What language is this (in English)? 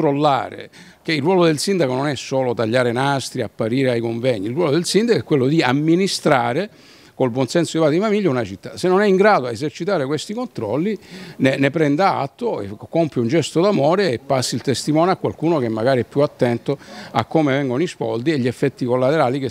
Italian